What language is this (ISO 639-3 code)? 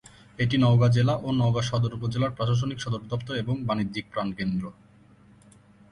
ben